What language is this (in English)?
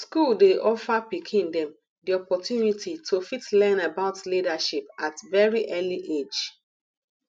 Nigerian Pidgin